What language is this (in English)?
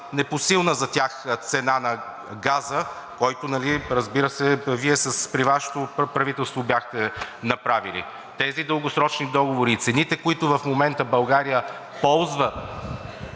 Bulgarian